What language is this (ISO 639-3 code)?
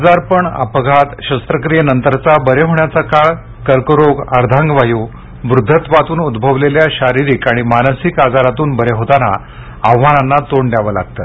mar